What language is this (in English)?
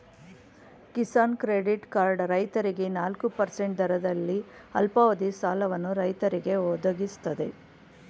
Kannada